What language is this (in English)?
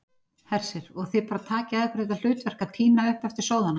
Icelandic